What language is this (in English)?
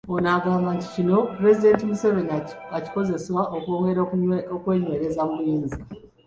Ganda